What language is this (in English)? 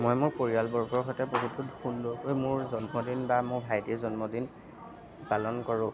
Assamese